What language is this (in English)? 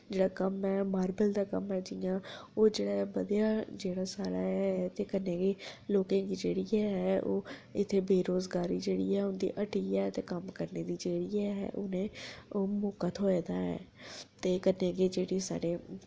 Dogri